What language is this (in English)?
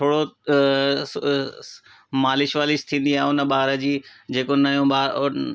Sindhi